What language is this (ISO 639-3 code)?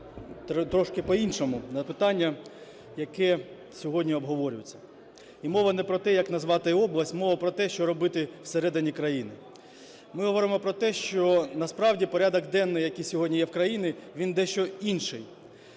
ukr